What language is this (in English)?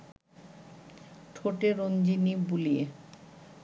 Bangla